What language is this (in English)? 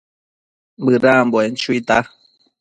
Matsés